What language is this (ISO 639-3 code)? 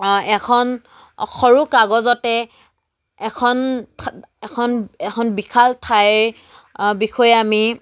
asm